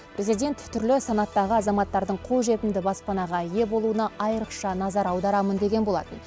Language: Kazakh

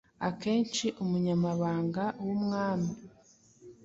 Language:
Kinyarwanda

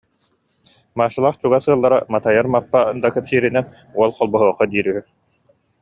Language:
Yakut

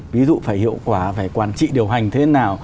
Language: Vietnamese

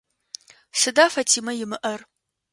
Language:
Adyghe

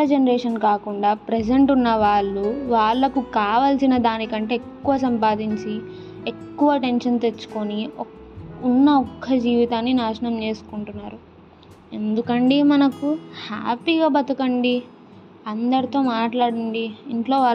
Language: Telugu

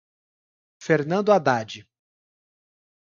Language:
Portuguese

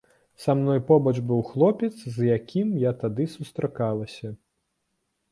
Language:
Belarusian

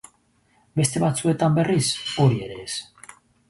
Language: Basque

